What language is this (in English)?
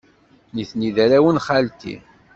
Kabyle